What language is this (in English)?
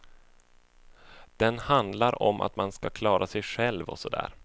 Swedish